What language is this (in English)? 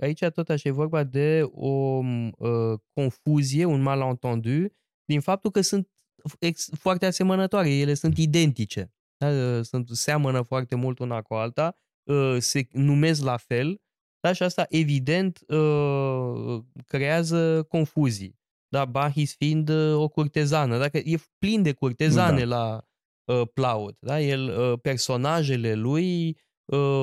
Romanian